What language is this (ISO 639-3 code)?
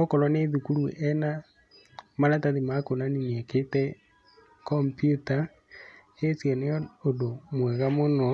kik